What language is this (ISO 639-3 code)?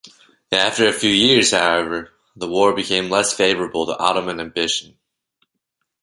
eng